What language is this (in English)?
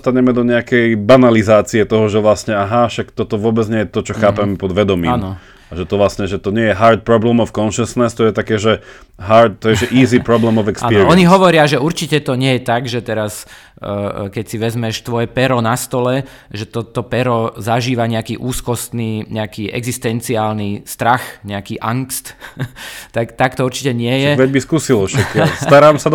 Slovak